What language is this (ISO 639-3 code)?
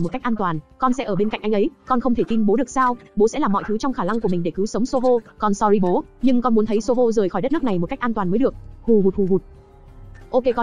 vie